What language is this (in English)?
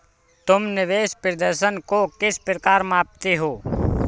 Hindi